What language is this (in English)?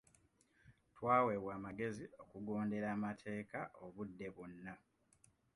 Ganda